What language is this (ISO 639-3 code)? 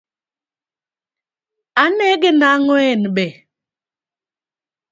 luo